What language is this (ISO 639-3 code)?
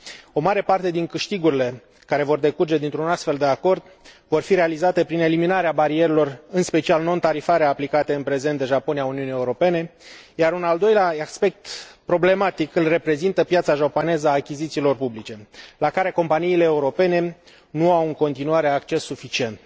ron